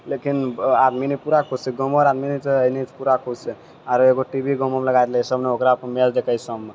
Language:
Maithili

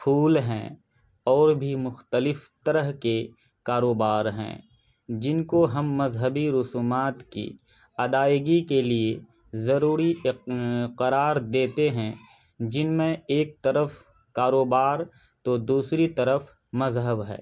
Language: Urdu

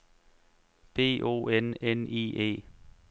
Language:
Danish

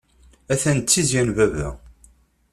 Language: Kabyle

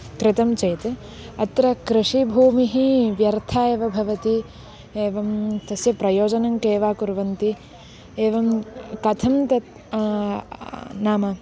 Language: Sanskrit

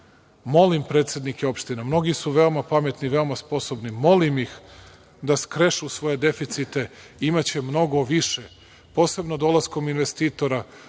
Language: Serbian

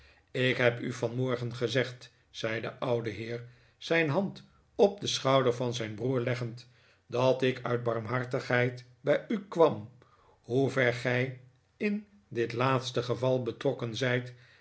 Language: Dutch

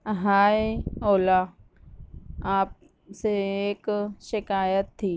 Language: Urdu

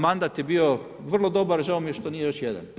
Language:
Croatian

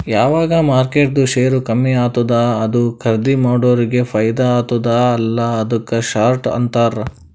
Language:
Kannada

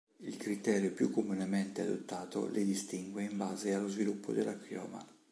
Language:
Italian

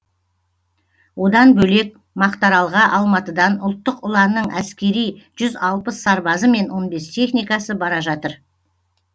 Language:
Kazakh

